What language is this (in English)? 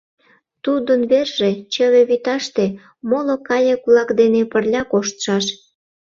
Mari